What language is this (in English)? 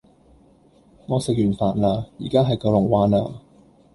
Cantonese